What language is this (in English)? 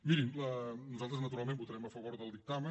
Catalan